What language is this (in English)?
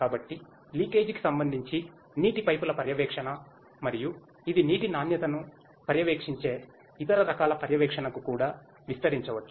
Telugu